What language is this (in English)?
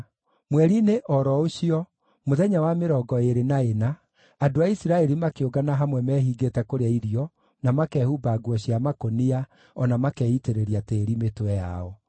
Kikuyu